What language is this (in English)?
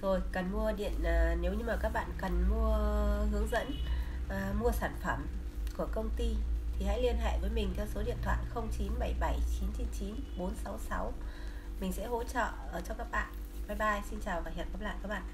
Vietnamese